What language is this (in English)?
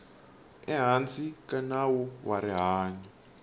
Tsonga